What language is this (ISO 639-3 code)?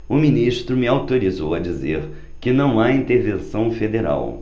por